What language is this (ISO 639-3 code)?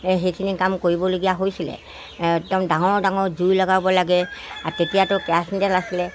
asm